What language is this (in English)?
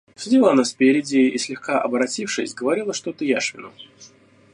Russian